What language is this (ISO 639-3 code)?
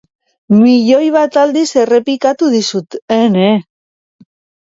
eus